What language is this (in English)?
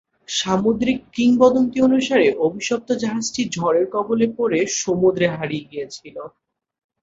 Bangla